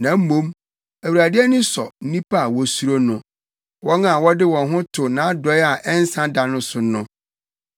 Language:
Akan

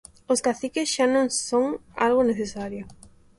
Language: Galician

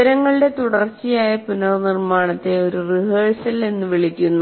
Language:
Malayalam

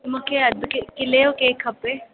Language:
Sindhi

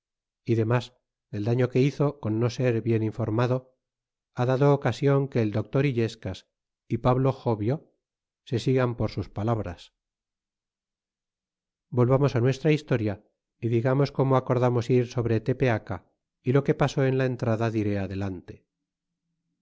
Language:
Spanish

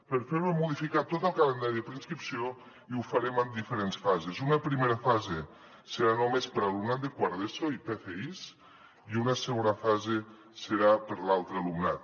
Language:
Catalan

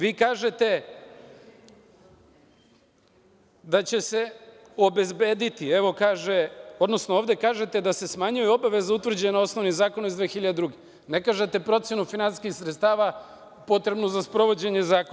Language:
Serbian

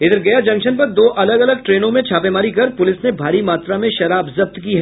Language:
Hindi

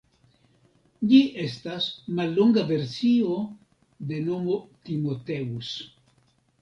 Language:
Esperanto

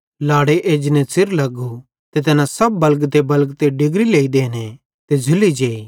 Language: Bhadrawahi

